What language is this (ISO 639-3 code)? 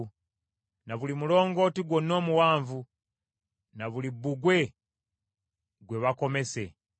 lug